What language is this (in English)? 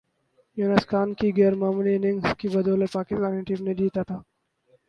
Urdu